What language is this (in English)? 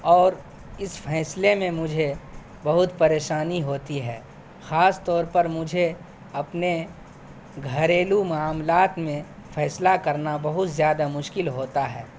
Urdu